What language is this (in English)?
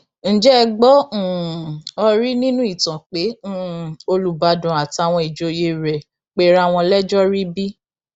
Yoruba